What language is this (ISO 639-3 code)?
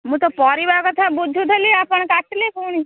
ori